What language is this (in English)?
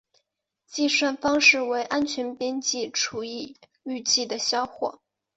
Chinese